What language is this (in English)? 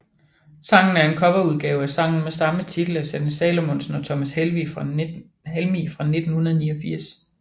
Danish